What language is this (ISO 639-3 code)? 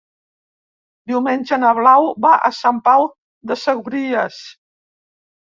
cat